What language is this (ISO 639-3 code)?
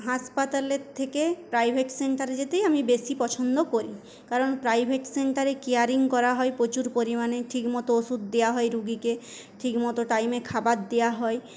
ben